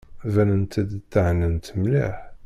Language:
Kabyle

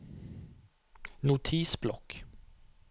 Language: Norwegian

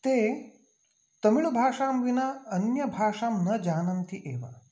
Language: Sanskrit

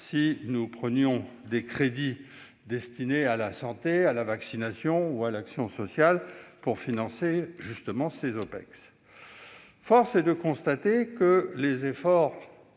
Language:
French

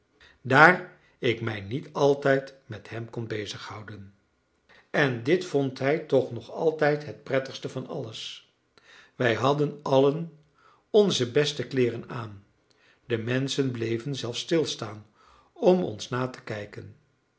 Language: Dutch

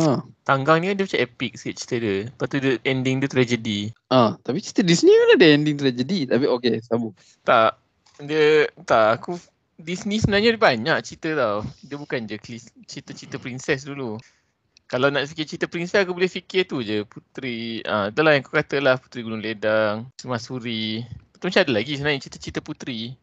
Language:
Malay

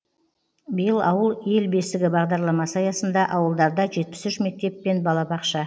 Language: Kazakh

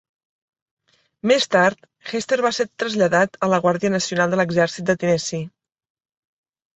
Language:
Catalan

